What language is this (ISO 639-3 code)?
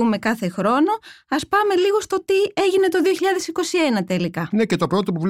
ell